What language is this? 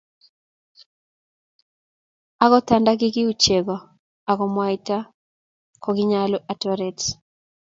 Kalenjin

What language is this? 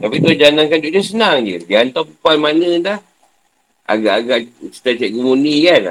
Malay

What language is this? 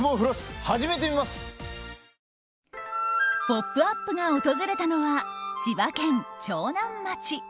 Japanese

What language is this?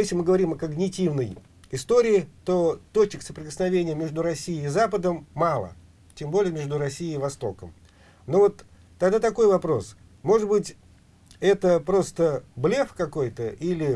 Russian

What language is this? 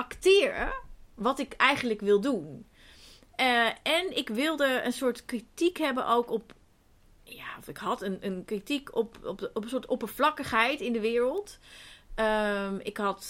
Dutch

